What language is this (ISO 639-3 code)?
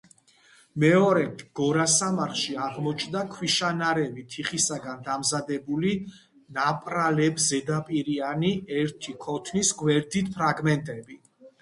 kat